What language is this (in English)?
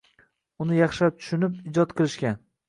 Uzbek